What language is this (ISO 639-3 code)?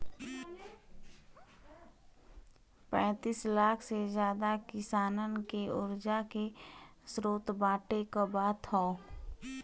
bho